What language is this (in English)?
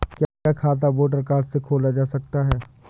Hindi